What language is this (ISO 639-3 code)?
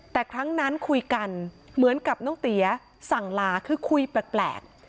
tha